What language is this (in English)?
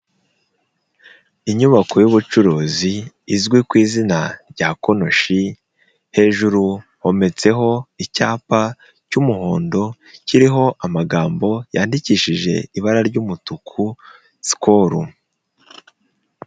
Kinyarwanda